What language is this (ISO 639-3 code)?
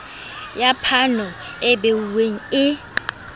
sot